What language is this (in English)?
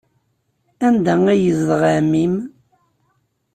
Kabyle